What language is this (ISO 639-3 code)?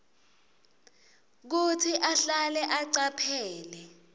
ssw